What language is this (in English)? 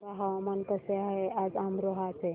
Marathi